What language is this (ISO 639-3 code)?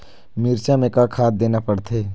hne